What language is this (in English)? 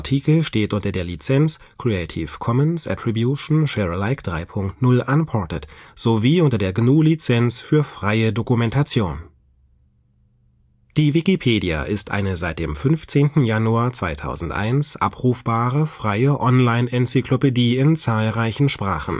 German